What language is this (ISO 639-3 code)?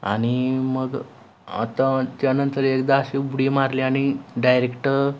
mar